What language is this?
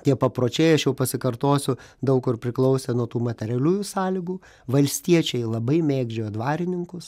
Lithuanian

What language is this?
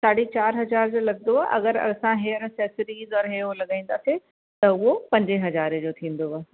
Sindhi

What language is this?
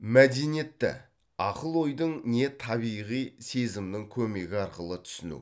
Kazakh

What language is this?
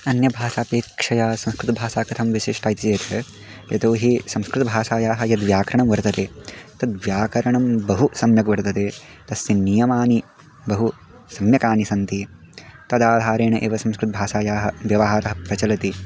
Sanskrit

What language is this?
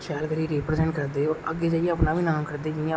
Dogri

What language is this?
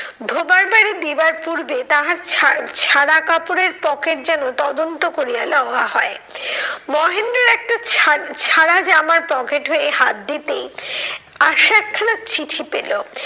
Bangla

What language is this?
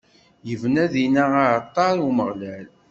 Kabyle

